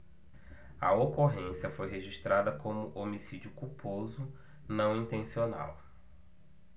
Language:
Portuguese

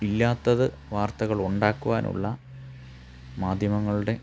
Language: Malayalam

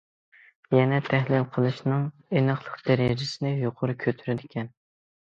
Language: Uyghur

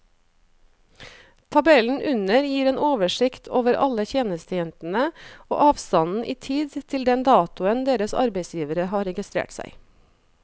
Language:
Norwegian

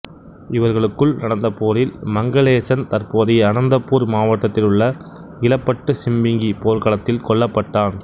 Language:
Tamil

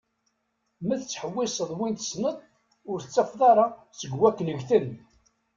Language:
Kabyle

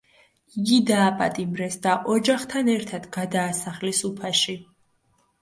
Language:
Georgian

